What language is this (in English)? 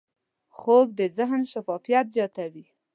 Pashto